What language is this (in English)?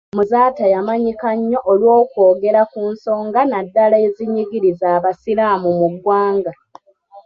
Ganda